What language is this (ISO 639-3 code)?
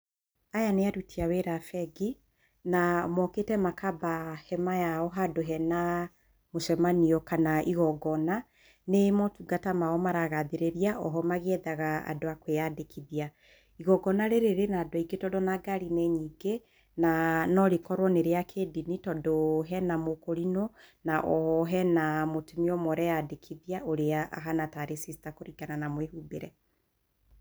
kik